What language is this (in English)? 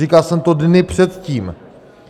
Czech